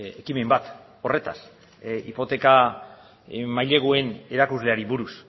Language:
Basque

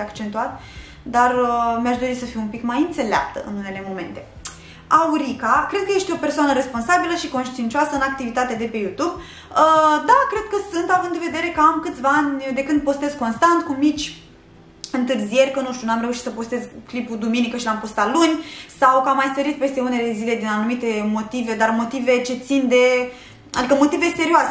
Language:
Romanian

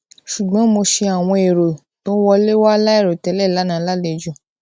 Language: Yoruba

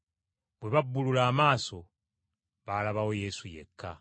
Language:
Ganda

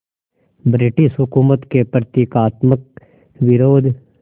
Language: Hindi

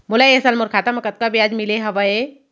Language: Chhattisgarhi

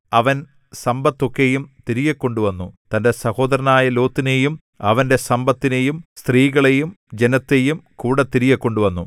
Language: Malayalam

